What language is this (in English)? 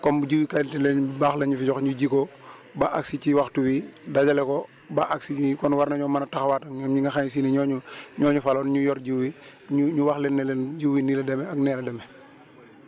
Wolof